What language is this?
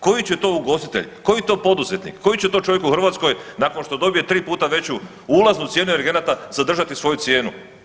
Croatian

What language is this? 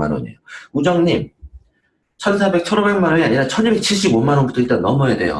Korean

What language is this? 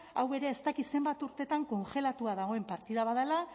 Basque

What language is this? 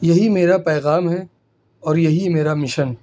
Urdu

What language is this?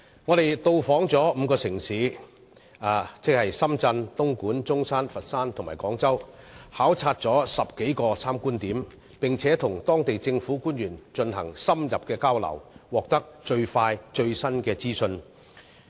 Cantonese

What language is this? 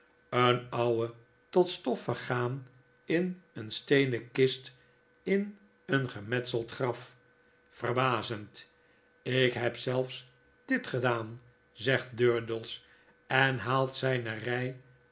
Dutch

